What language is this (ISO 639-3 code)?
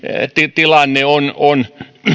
fin